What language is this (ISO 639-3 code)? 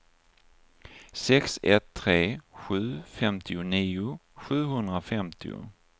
swe